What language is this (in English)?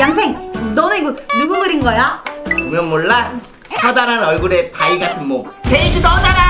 Korean